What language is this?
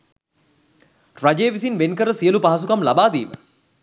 Sinhala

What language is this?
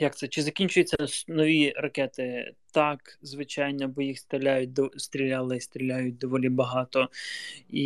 Ukrainian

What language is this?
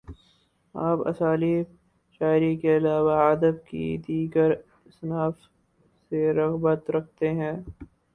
Urdu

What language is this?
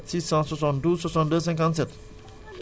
Wolof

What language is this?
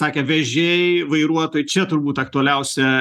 Lithuanian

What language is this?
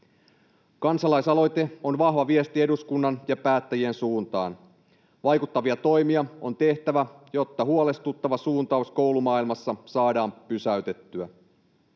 Finnish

